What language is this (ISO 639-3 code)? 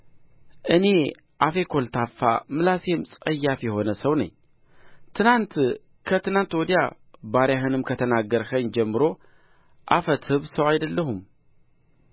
amh